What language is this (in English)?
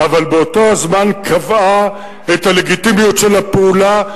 Hebrew